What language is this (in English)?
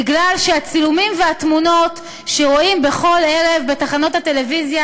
Hebrew